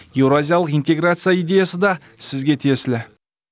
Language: Kazakh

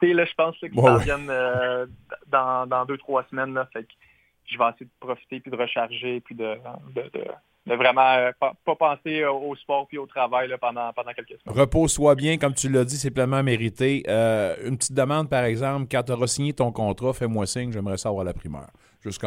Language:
French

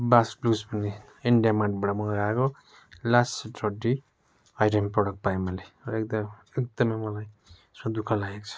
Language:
Nepali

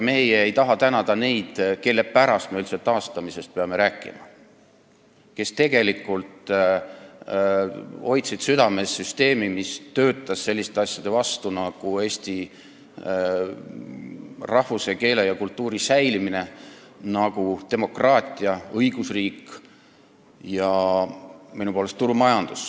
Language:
Estonian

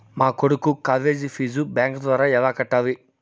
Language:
Telugu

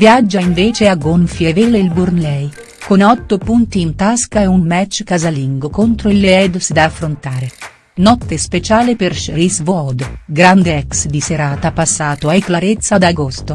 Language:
Italian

